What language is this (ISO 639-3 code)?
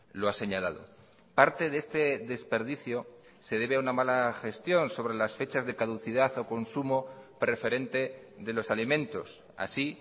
spa